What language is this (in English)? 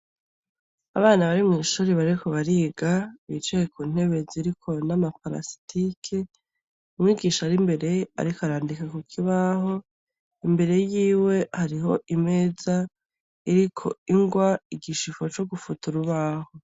Rundi